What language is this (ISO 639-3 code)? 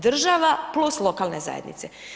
hrv